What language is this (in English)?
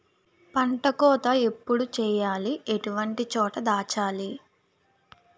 Telugu